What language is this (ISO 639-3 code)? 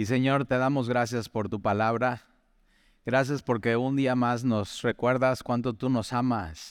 spa